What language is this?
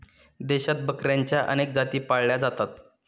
Marathi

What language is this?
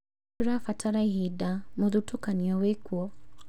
Kikuyu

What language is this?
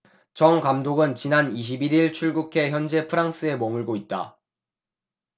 Korean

